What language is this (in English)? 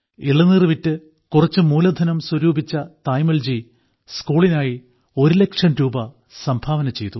Malayalam